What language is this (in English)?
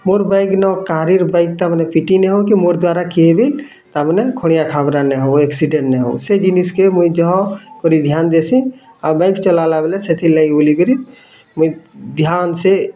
Odia